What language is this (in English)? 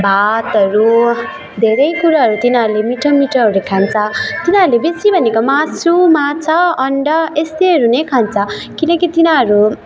Nepali